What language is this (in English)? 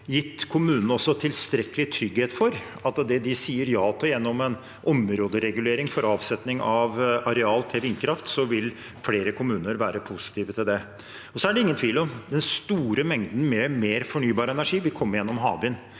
Norwegian